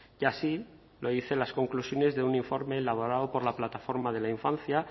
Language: Spanish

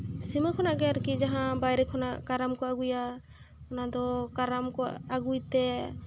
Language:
Santali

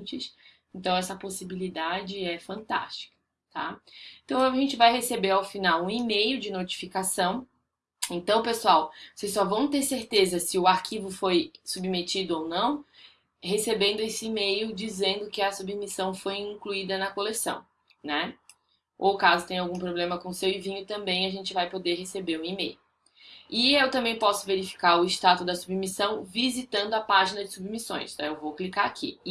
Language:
Portuguese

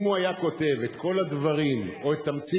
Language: Hebrew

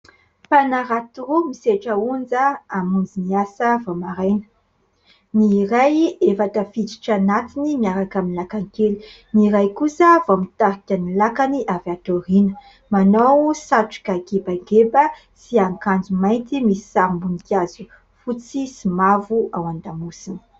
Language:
Malagasy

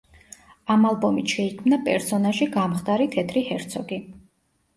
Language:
Georgian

